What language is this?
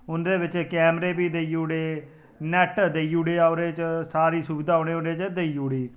Dogri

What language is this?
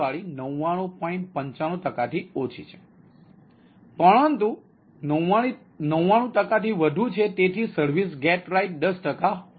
Gujarati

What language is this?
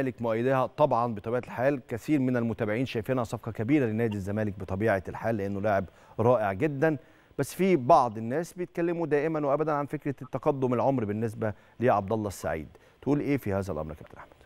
Arabic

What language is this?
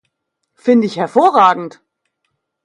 German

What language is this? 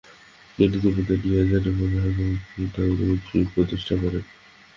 Bangla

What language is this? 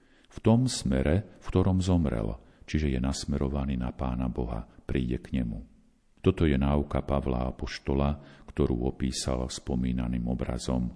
Slovak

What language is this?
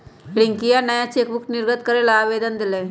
Magahi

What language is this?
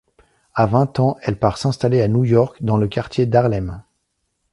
French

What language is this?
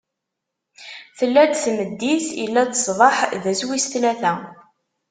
Kabyle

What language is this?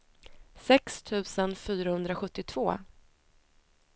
Swedish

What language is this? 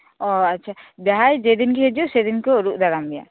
Santali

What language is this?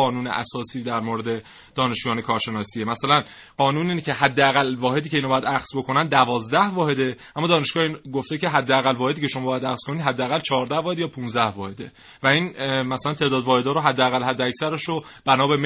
Persian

